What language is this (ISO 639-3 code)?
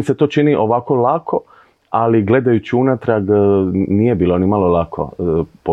hrv